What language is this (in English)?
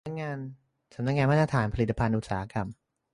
Thai